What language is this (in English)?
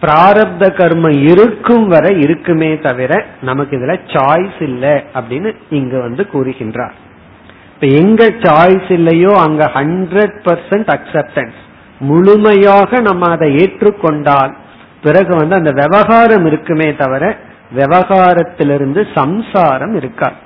Tamil